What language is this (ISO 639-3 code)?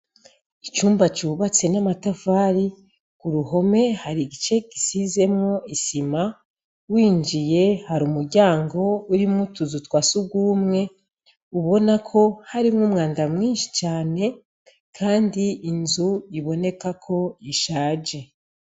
run